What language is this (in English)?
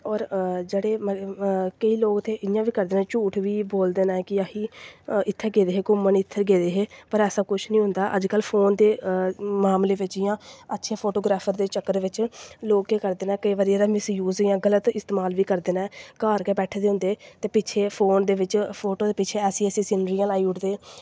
Dogri